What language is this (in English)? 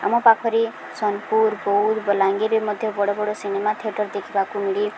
Odia